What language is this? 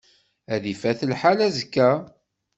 Kabyle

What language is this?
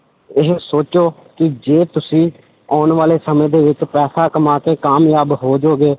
Punjabi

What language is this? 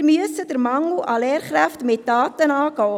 Swiss German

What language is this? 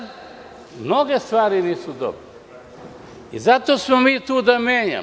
Serbian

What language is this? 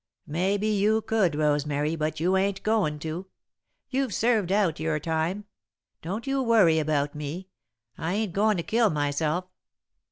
English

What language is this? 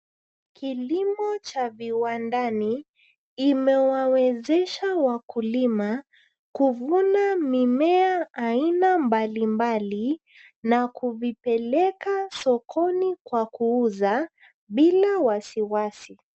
Swahili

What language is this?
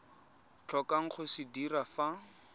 Tswana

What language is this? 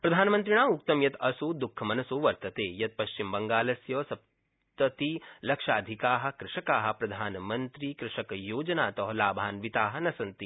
Sanskrit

